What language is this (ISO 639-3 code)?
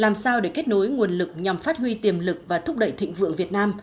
vie